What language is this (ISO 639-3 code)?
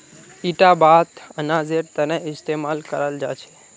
mag